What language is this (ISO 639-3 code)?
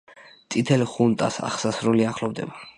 kat